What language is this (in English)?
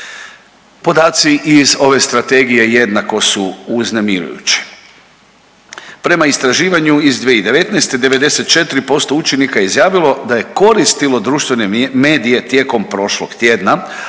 Croatian